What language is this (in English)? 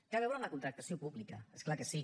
Catalan